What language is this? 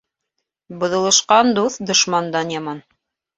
Bashkir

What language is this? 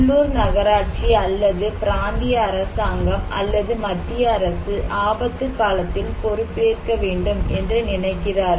Tamil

